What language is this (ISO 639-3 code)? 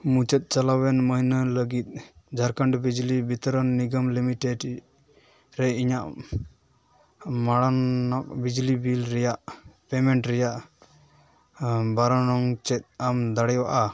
sat